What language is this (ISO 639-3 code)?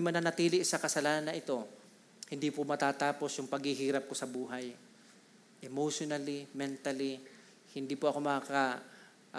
fil